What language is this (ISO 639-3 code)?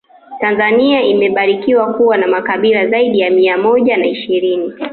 swa